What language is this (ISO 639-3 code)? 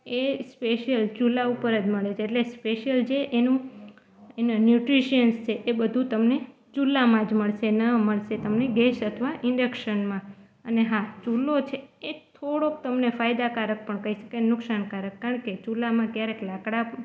guj